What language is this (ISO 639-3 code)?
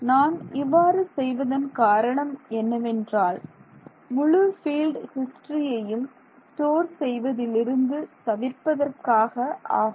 tam